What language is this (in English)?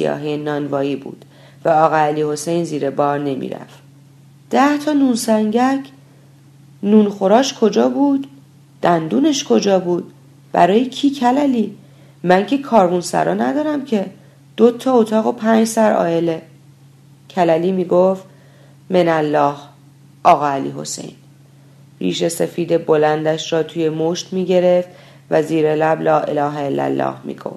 Persian